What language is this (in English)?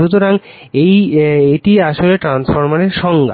Bangla